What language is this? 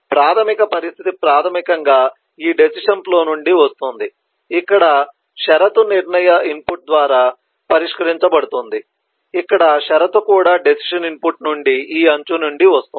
Telugu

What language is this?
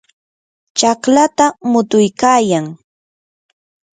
Yanahuanca Pasco Quechua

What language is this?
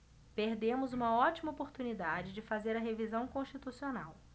Portuguese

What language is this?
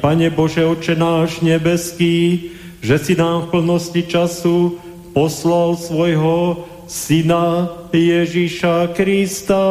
Slovak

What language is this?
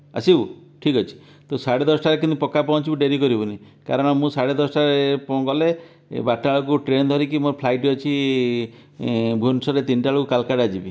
Odia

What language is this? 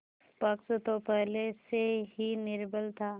Hindi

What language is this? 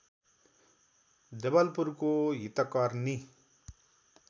Nepali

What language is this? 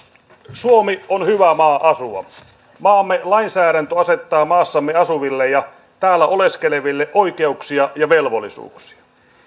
Finnish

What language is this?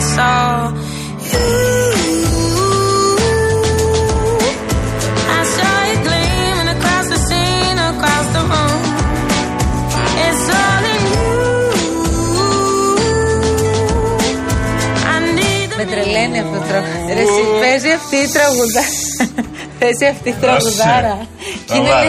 Greek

